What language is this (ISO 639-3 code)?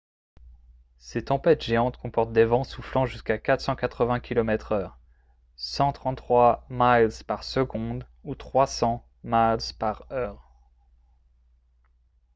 fra